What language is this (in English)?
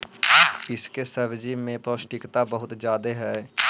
Magahi